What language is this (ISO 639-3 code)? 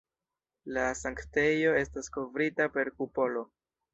epo